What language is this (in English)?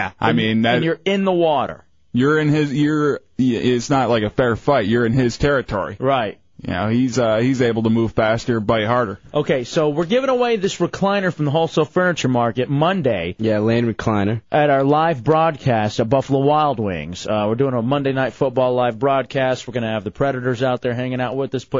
English